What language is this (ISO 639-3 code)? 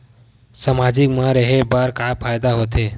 hne